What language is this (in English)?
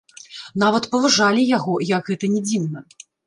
Belarusian